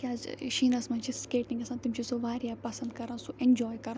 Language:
Kashmiri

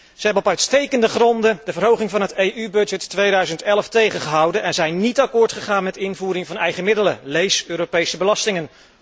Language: Dutch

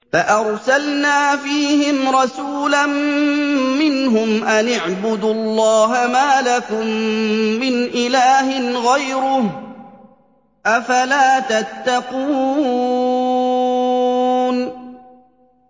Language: Arabic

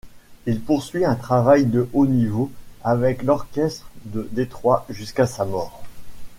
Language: French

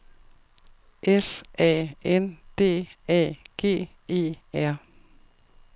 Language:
Danish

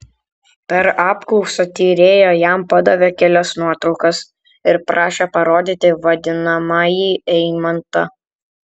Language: Lithuanian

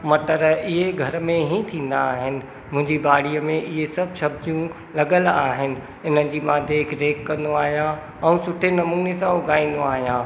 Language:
Sindhi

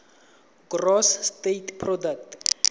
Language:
Tswana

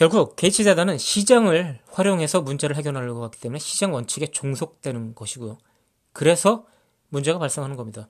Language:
Korean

